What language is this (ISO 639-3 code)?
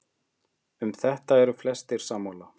isl